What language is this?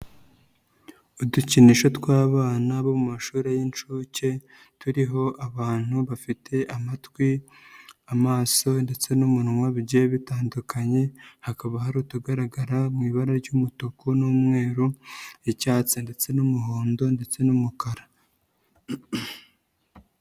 Kinyarwanda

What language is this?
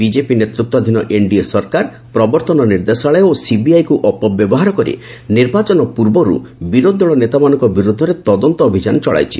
Odia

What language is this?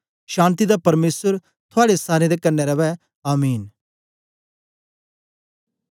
Dogri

